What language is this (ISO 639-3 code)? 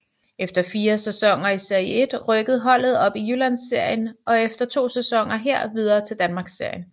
dan